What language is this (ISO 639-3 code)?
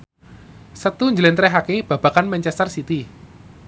jav